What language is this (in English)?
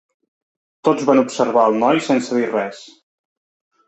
Catalan